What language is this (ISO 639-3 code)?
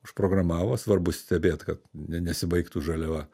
lit